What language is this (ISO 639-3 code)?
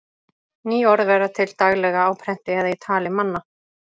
isl